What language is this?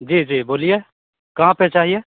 Hindi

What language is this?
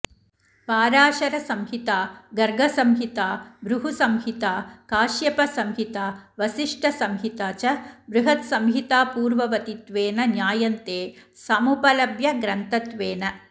Sanskrit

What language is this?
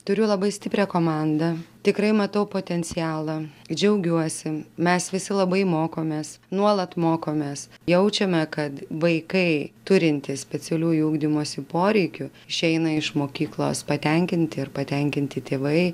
Lithuanian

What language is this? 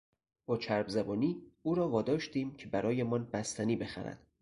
Persian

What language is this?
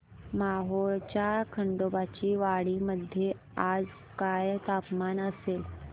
Marathi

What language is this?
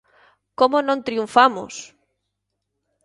Galician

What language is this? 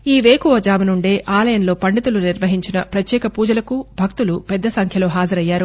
Telugu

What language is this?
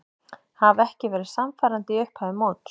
Icelandic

